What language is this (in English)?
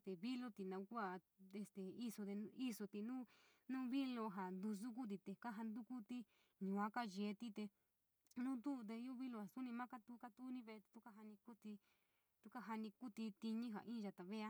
San Miguel El Grande Mixtec